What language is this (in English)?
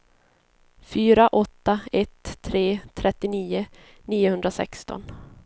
Swedish